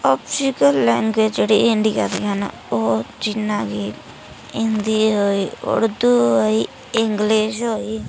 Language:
Dogri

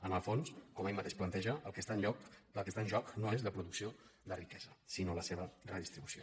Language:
Catalan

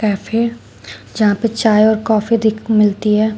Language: Hindi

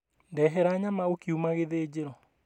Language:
Kikuyu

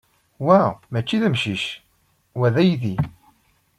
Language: Kabyle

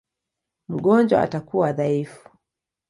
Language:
Swahili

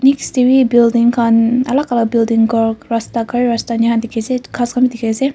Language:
Naga Pidgin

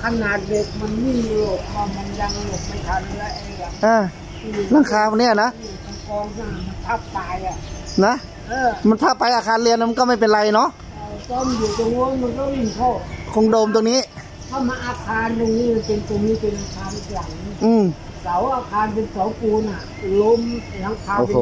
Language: Thai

